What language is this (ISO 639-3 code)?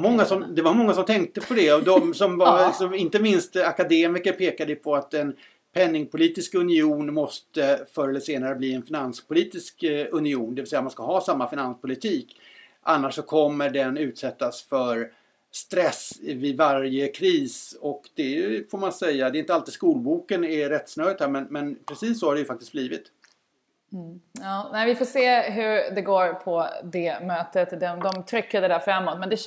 swe